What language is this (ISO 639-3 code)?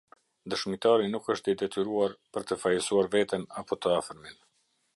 sqi